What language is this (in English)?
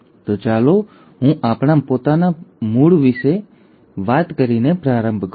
Gujarati